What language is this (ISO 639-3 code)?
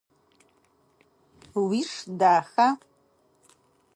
ady